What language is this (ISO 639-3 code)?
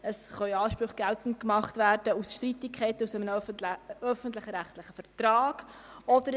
gsw